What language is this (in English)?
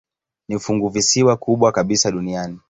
Swahili